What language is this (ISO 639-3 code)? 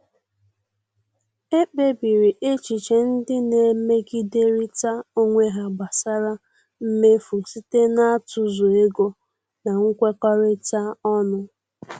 ibo